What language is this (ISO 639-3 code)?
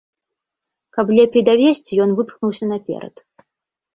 bel